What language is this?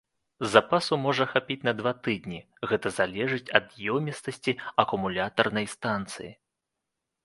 Belarusian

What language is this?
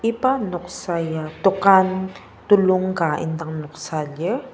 Ao Naga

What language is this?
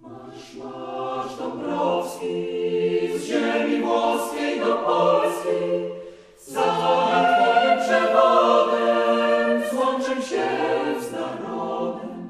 Polish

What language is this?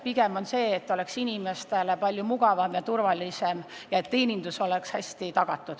Estonian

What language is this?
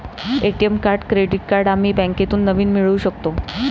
Marathi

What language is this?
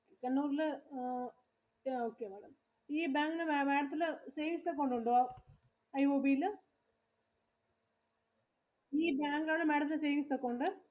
Malayalam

